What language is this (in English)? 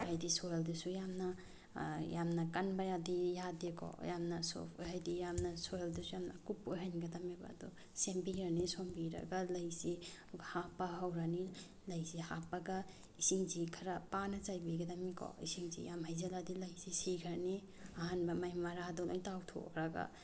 Manipuri